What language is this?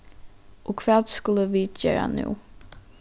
Faroese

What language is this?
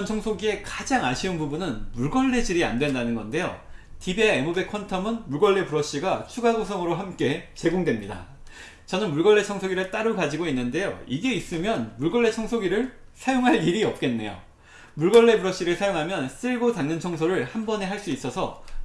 Korean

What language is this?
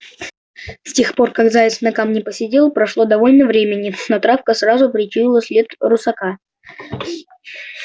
Russian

